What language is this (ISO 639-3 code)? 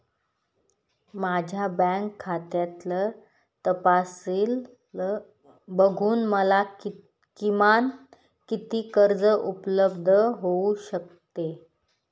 mar